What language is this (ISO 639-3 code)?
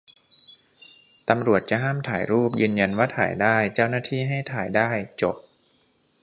tha